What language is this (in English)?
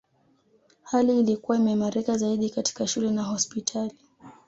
Swahili